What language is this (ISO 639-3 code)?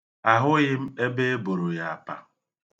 ibo